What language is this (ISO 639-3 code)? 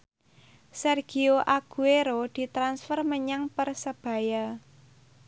jav